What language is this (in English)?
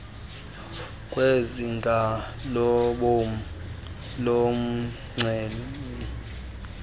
Xhosa